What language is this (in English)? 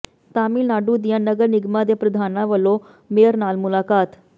Punjabi